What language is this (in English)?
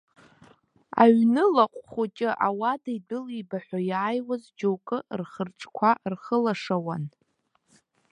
Abkhazian